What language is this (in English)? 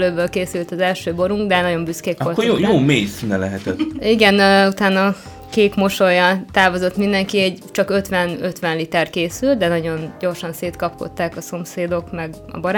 Hungarian